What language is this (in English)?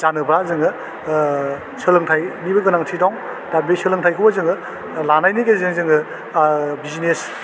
Bodo